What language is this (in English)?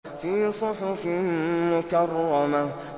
Arabic